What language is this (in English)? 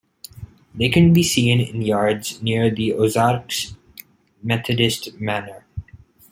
English